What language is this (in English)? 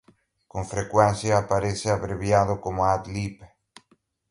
Galician